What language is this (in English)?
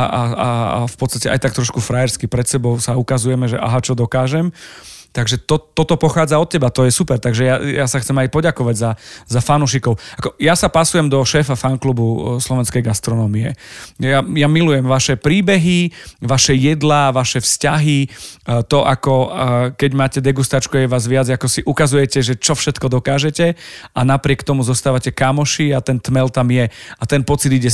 Slovak